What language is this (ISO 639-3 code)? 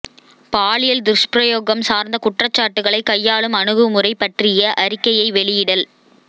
tam